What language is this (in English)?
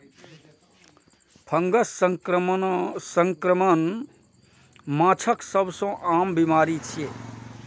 Maithili